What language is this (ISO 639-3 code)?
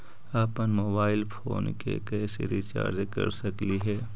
mag